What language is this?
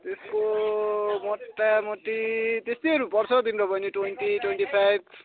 Nepali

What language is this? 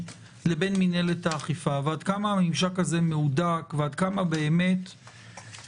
Hebrew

